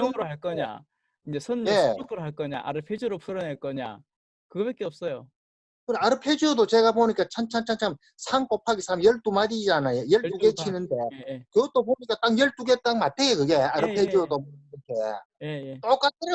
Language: Korean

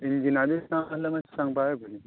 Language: Konkani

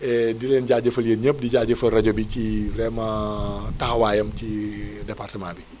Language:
Wolof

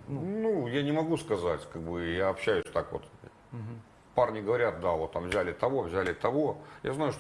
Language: Russian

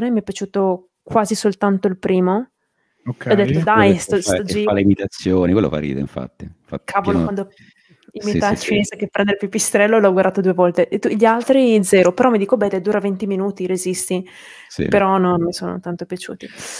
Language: Italian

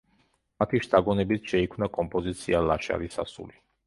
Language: Georgian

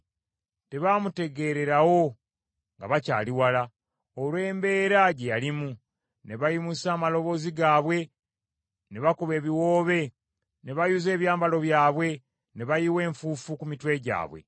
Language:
Ganda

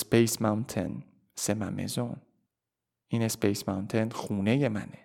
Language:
Persian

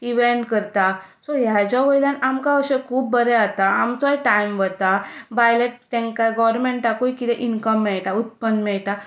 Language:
Konkani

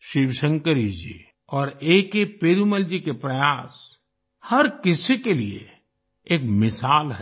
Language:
Hindi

